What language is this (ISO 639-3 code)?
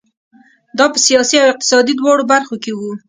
pus